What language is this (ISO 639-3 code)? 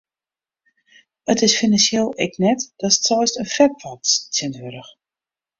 fry